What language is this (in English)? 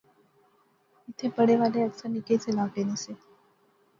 Pahari-Potwari